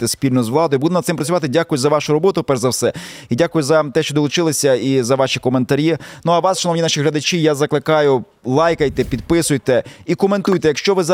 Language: Ukrainian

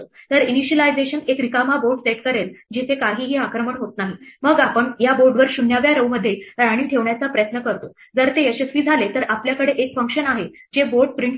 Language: Marathi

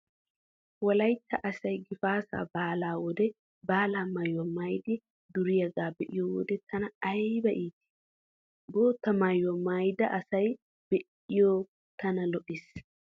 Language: Wolaytta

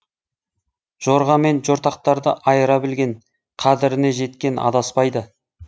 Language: Kazakh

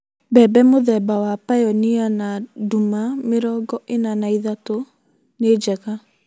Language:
Kikuyu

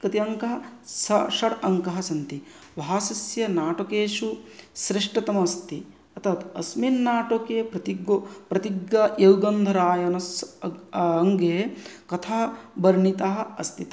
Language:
Sanskrit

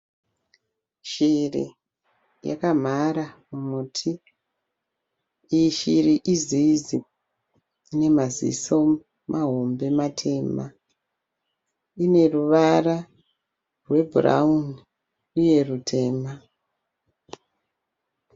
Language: Shona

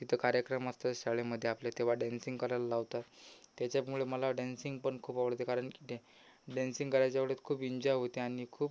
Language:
Marathi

